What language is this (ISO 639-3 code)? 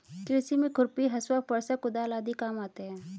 hin